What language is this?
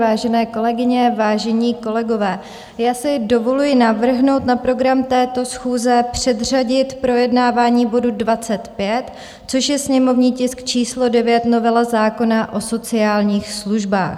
Czech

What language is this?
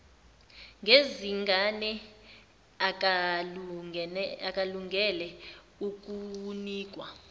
Zulu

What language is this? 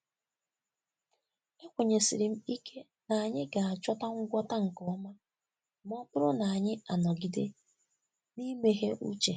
Igbo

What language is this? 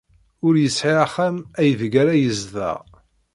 Kabyle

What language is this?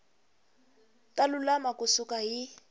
Tsonga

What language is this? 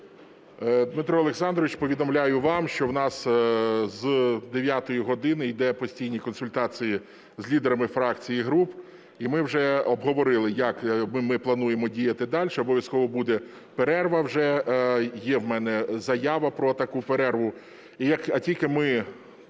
Ukrainian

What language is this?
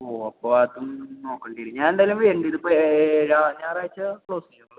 Malayalam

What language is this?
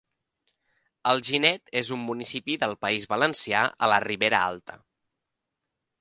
Catalan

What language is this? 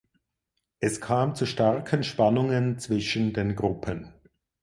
German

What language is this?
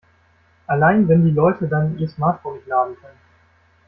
German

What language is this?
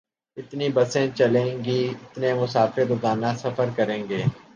Urdu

